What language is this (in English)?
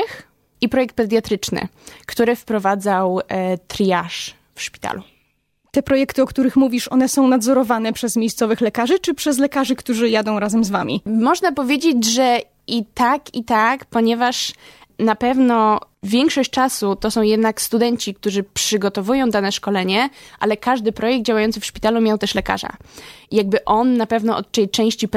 Polish